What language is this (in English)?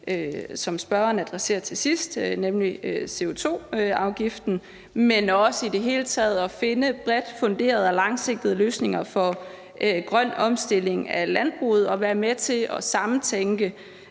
Danish